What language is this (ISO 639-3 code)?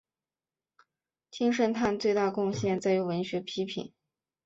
zho